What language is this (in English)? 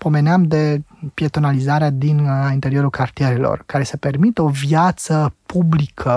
Romanian